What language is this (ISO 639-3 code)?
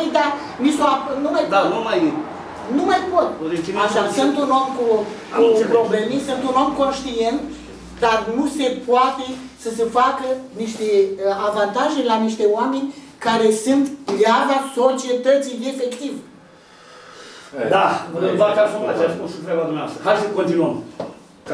ron